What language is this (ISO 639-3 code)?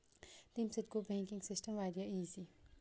kas